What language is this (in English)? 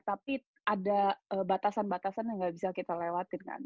Indonesian